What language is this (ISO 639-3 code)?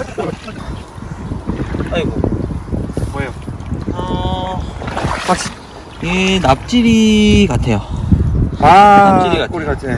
kor